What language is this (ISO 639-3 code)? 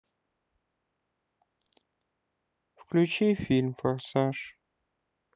rus